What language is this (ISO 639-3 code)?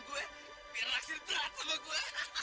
ind